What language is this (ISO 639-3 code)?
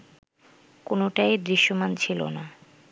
ben